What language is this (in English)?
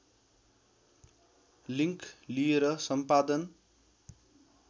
Nepali